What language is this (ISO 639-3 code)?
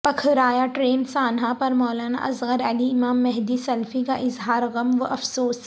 urd